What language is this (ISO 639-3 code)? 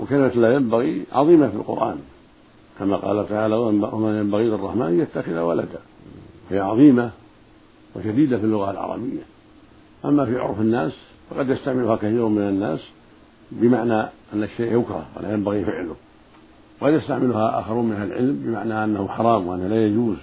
ara